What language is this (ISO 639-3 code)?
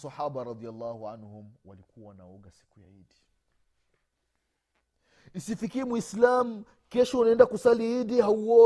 swa